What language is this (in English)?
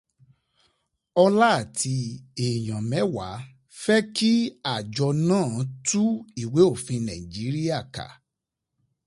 Yoruba